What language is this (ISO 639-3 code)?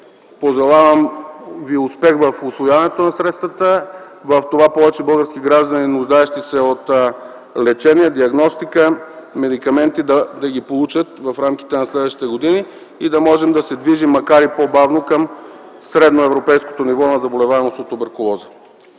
bul